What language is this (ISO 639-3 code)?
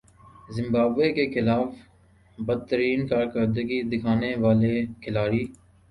urd